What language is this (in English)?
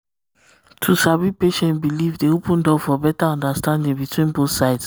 Nigerian Pidgin